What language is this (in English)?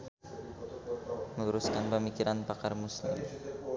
Sundanese